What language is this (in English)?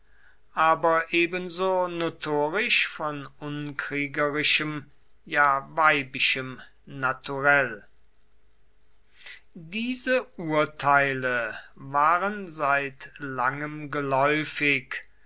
German